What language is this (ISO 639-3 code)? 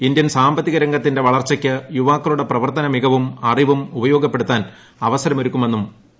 mal